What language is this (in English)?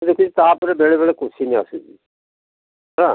Odia